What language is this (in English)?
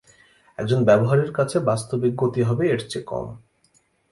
Bangla